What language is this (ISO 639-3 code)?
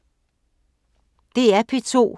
dan